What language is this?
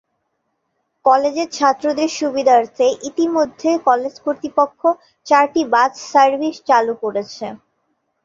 Bangla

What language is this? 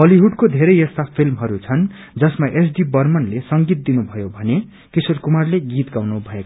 Nepali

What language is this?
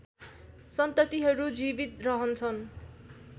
Nepali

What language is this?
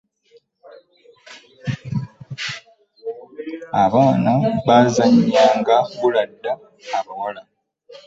Ganda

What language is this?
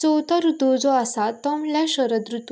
Konkani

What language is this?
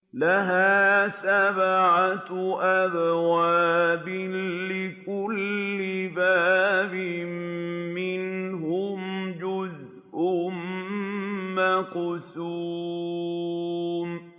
Arabic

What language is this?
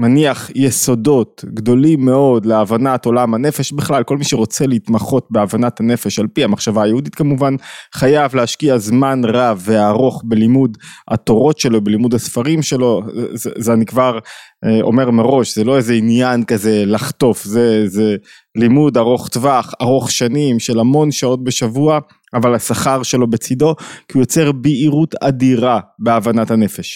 Hebrew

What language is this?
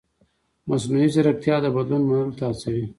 Pashto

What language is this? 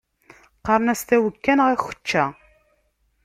Kabyle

